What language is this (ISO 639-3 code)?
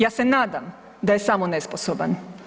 hrv